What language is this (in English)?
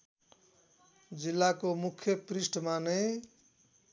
Nepali